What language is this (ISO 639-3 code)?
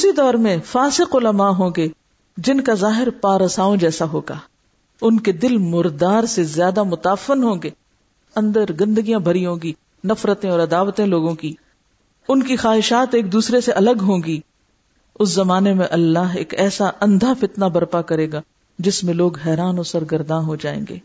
urd